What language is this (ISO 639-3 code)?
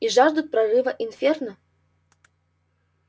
rus